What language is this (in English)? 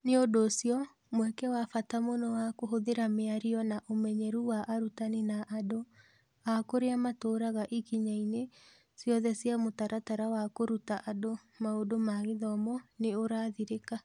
Kikuyu